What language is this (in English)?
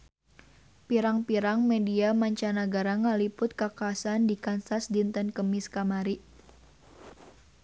Sundanese